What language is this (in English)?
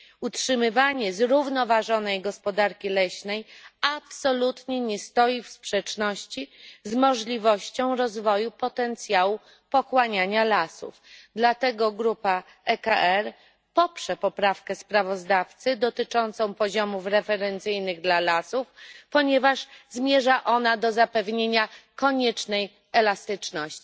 Polish